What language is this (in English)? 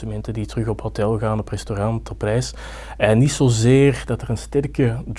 Dutch